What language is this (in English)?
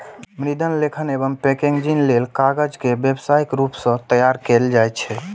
Maithili